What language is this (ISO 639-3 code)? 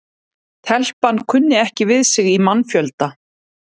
isl